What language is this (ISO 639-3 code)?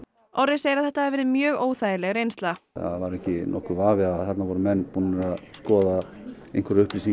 isl